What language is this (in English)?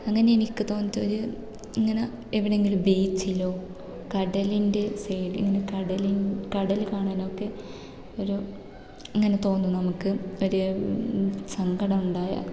Malayalam